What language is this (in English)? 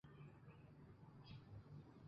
Chinese